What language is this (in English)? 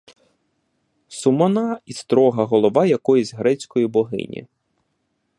Ukrainian